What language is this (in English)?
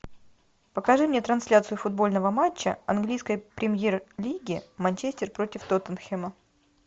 Russian